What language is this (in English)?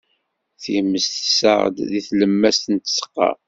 Kabyle